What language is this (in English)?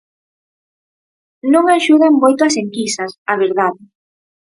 Galician